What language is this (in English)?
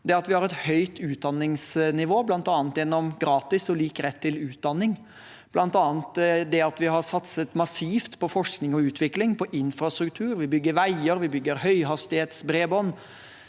Norwegian